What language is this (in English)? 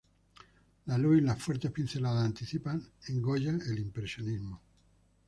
Spanish